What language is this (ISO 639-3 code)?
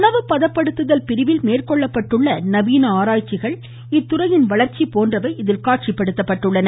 tam